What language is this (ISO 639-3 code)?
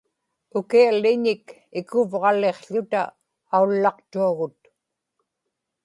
ipk